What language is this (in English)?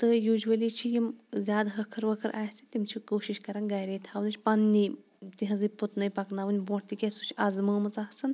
Kashmiri